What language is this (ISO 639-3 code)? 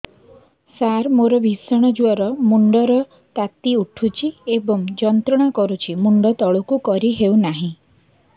ori